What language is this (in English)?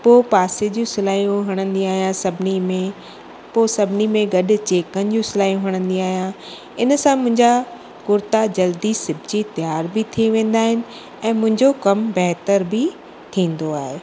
Sindhi